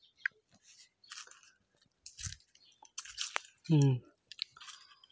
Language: Santali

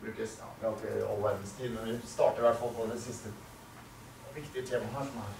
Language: Swedish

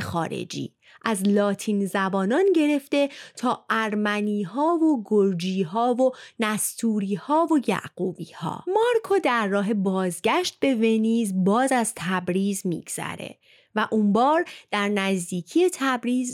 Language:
Persian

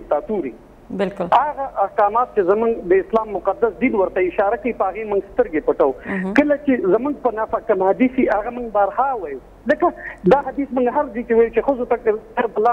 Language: Dutch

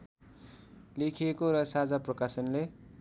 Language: Nepali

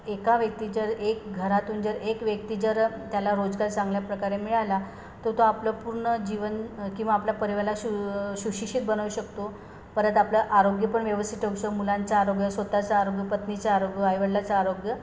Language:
Marathi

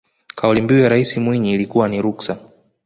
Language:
Swahili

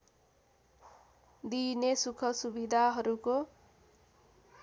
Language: Nepali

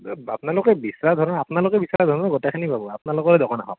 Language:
Assamese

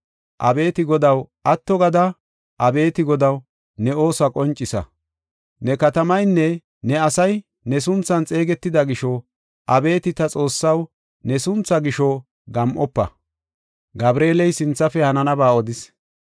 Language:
Gofa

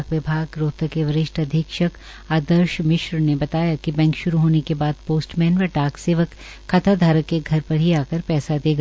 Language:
Hindi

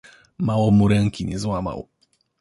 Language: Polish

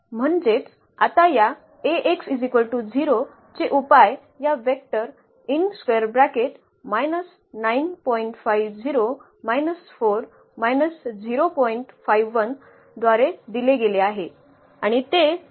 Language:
Marathi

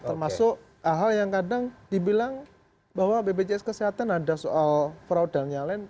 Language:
Indonesian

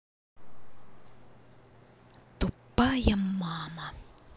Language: Russian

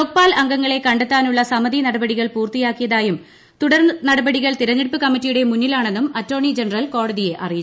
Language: Malayalam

